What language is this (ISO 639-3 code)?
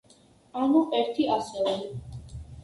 kat